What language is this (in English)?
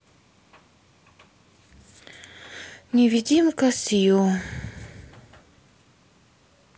Russian